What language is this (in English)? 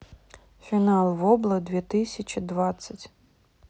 Russian